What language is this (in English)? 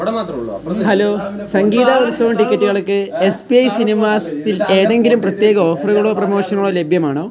Malayalam